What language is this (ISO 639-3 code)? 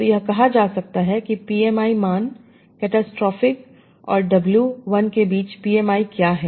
hin